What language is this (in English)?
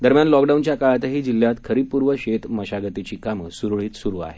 Marathi